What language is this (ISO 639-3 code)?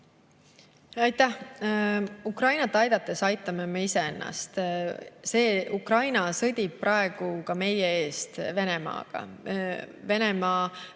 est